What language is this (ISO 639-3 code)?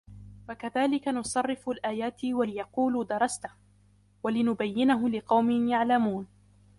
ara